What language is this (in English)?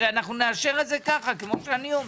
Hebrew